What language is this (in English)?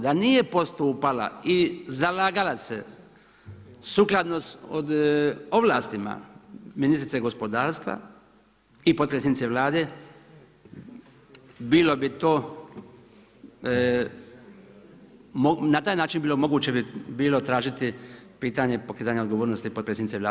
Croatian